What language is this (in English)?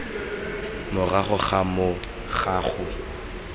Tswana